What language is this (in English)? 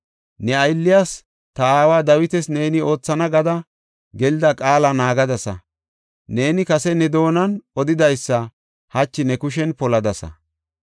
Gofa